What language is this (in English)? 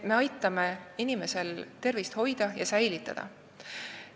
Estonian